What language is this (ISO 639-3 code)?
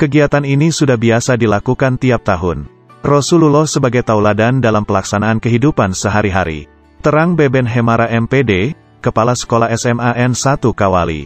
ind